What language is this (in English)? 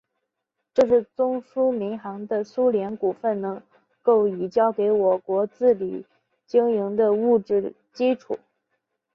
Chinese